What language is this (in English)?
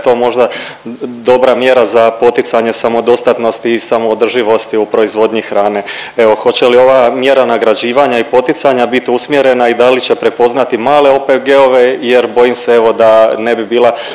Croatian